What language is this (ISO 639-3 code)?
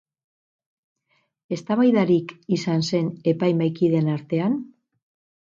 eus